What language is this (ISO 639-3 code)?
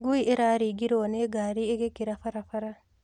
kik